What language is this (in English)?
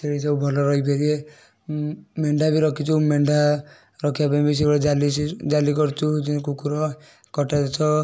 Odia